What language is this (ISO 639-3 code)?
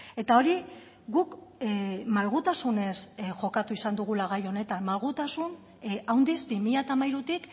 eus